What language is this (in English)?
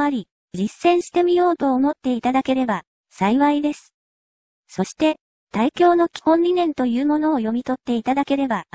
Japanese